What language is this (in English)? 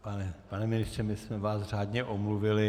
Czech